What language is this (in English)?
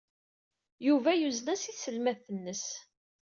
Kabyle